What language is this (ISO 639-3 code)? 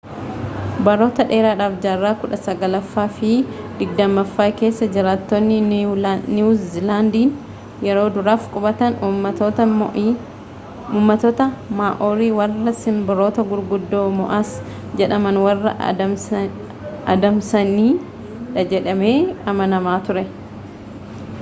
orm